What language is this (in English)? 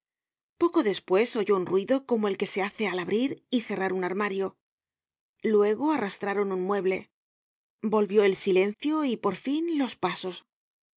Spanish